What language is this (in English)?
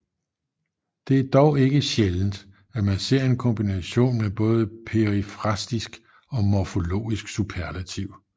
Danish